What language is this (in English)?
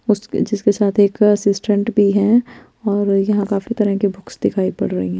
Hindi